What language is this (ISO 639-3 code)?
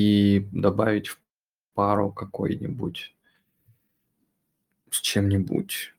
rus